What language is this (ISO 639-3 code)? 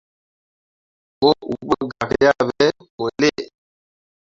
mua